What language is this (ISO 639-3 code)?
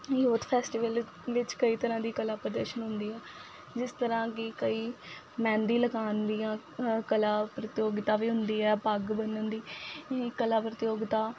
pan